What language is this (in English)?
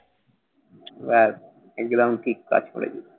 Bangla